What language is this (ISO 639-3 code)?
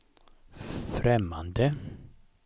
swe